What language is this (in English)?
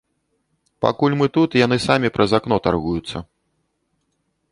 Belarusian